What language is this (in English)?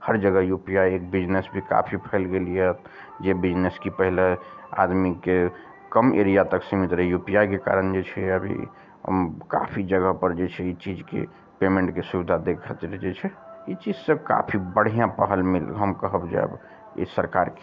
Maithili